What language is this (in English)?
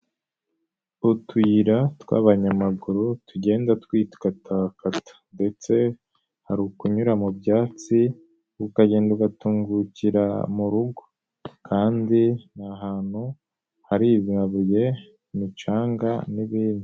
Kinyarwanda